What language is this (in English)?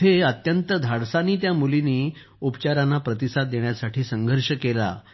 Marathi